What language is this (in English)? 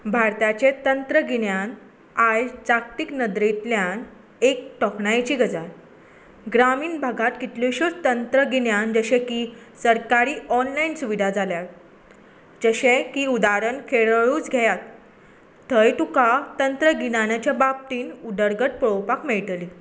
Konkani